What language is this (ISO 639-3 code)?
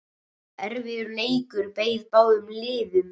isl